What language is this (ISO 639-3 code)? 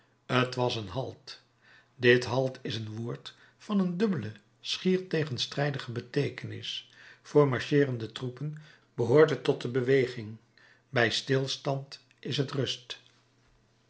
nld